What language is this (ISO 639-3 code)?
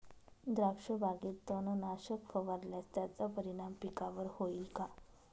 mar